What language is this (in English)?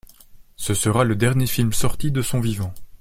French